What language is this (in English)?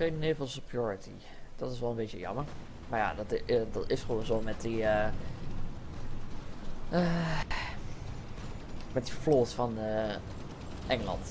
Dutch